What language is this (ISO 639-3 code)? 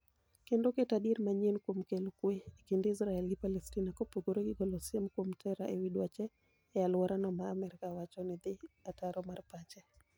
luo